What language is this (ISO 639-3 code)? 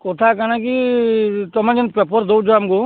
ori